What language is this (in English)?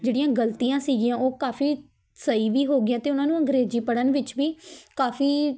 Punjabi